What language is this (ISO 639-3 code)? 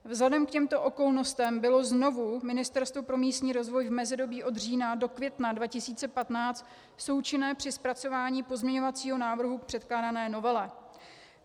ces